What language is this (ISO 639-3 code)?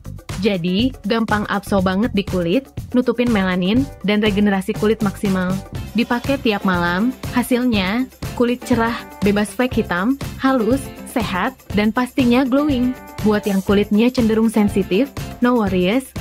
ind